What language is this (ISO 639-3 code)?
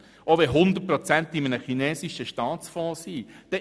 gsw